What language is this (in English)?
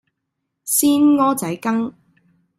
Cantonese